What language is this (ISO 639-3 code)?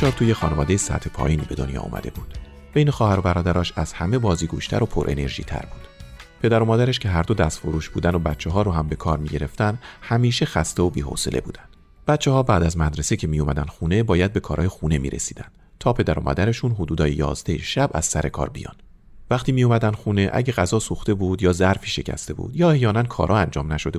fas